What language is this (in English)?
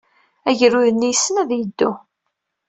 Kabyle